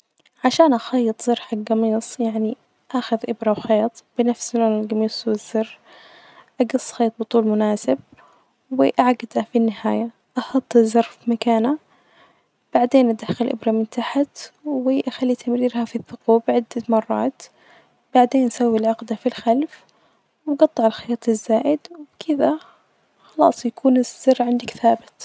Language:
Najdi Arabic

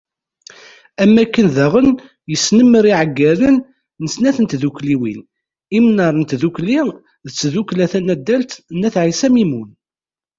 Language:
Kabyle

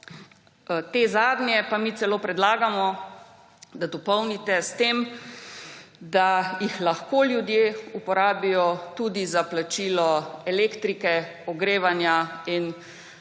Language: Slovenian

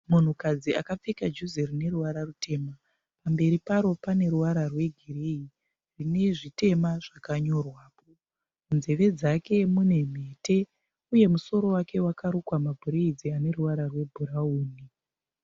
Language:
Shona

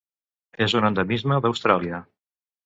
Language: Catalan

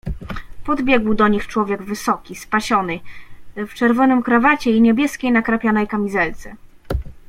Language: Polish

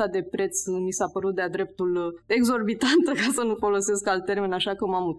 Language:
Romanian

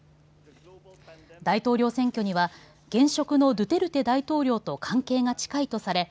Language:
Japanese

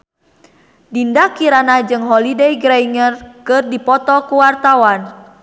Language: Sundanese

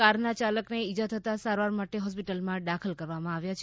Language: Gujarati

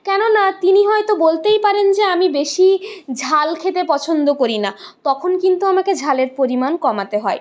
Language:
Bangla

